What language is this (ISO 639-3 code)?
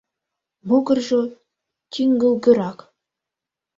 chm